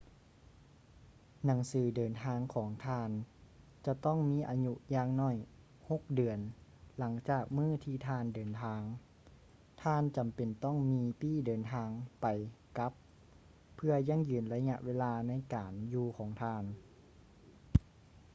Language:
Lao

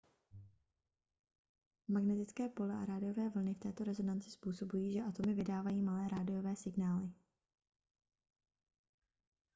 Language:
Czech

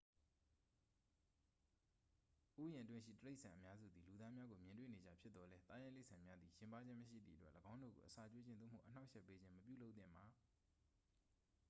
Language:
Burmese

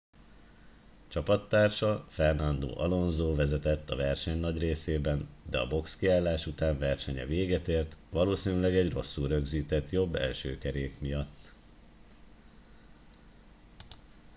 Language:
Hungarian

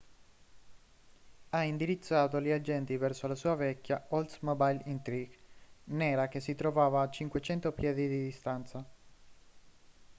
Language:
Italian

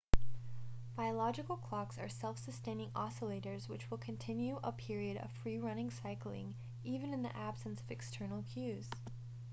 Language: English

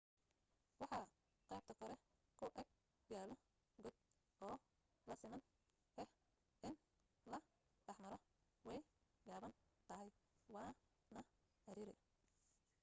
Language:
Somali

